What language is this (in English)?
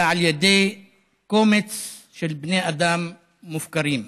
Hebrew